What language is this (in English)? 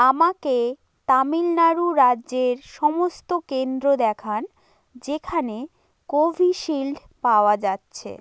Bangla